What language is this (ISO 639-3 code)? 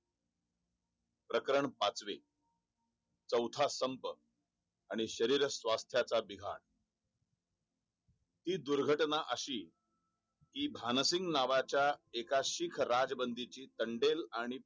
mar